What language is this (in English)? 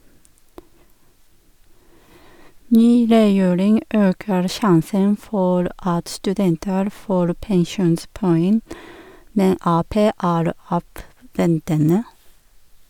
Norwegian